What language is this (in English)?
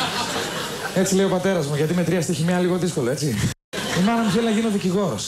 Greek